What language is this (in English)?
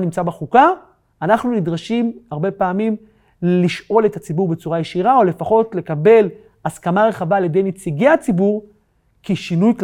Hebrew